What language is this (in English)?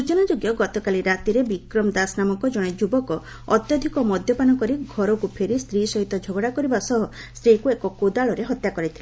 Odia